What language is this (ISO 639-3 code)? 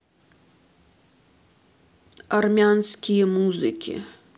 rus